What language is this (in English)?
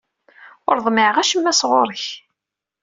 Kabyle